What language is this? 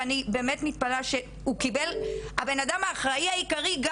Hebrew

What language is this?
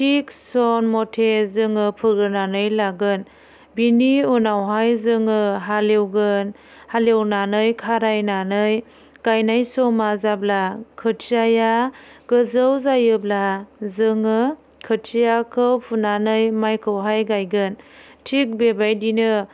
Bodo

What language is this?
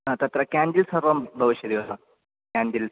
Sanskrit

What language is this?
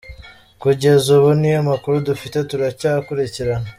Kinyarwanda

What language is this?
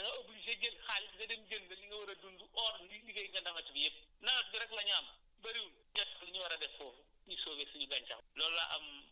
Wolof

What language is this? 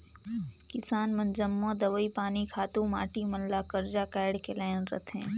Chhattisgarhi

